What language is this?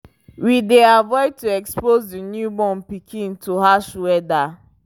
Nigerian Pidgin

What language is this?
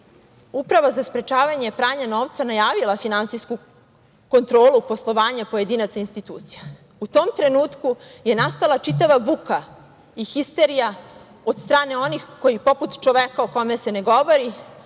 Serbian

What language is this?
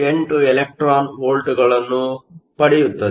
Kannada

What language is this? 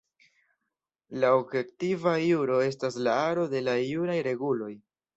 Esperanto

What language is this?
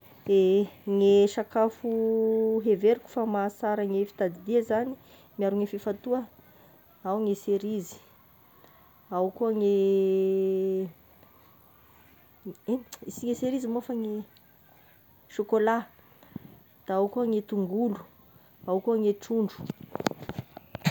Tesaka Malagasy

